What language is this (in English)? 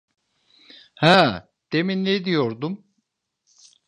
Turkish